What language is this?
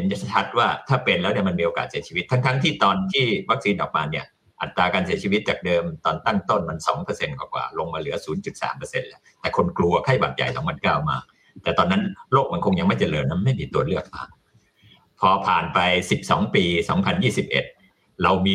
Thai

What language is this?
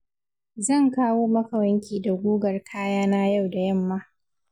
Hausa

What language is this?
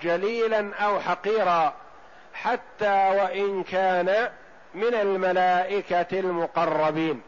Arabic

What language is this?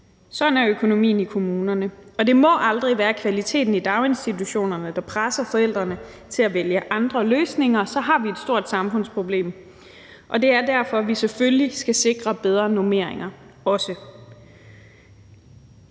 Danish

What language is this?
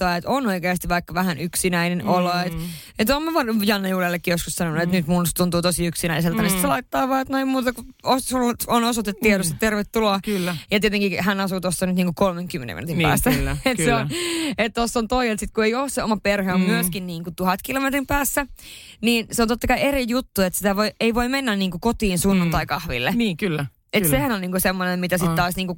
Finnish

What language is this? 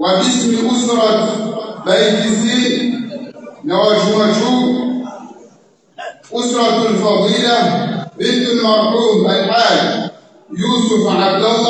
Arabic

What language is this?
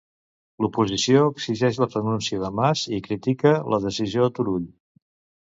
Catalan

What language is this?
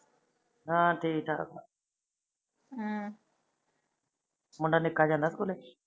Punjabi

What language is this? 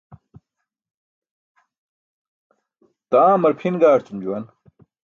Burushaski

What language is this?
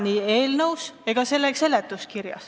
Estonian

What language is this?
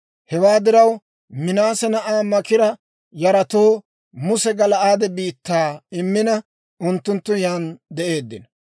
Dawro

